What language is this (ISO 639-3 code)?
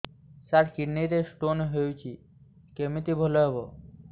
ori